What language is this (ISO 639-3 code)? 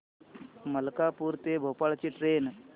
mar